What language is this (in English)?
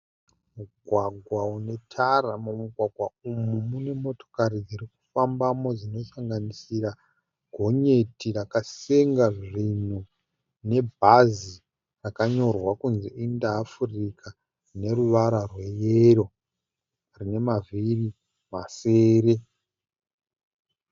Shona